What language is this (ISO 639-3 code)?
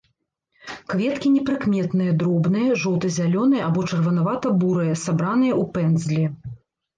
bel